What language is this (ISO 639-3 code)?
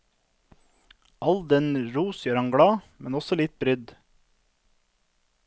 nor